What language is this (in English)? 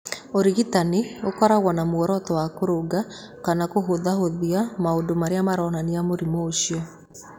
Kikuyu